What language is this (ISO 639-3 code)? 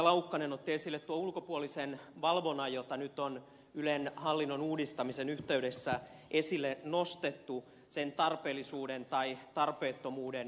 fin